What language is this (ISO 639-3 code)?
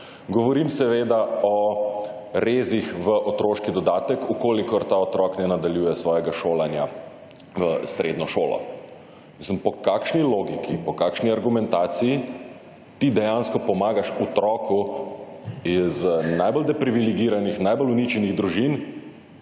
slv